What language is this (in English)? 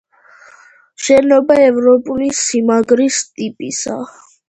Georgian